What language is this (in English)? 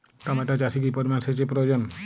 Bangla